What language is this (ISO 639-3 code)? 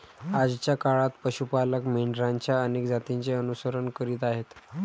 mar